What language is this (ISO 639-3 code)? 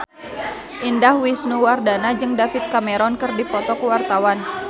sun